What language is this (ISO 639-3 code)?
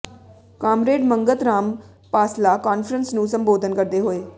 pan